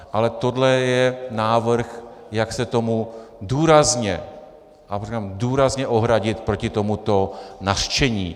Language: Czech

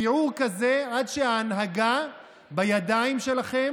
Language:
Hebrew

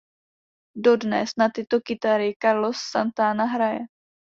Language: Czech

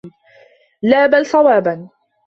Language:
Arabic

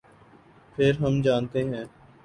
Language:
Urdu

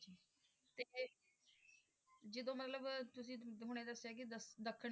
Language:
Punjabi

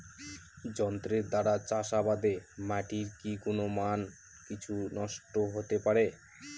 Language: Bangla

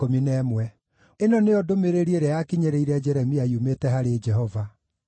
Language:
Kikuyu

